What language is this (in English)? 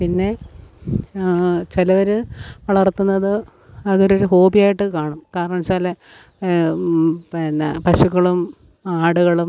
Malayalam